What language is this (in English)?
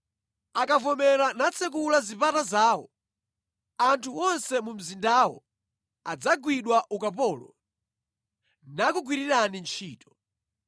Nyanja